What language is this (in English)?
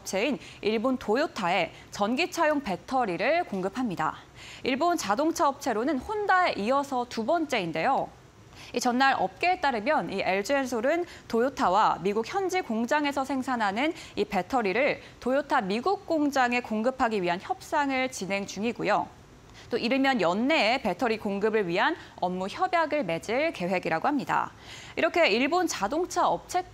Korean